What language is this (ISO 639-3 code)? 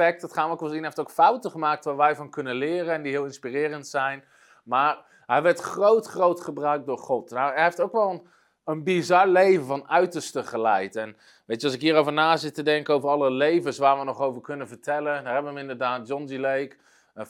nld